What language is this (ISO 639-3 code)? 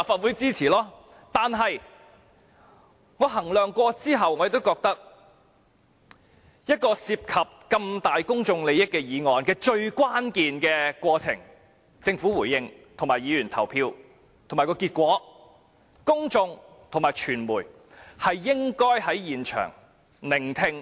yue